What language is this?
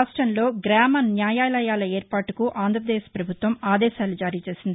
Telugu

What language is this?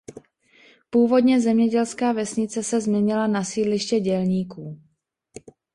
Czech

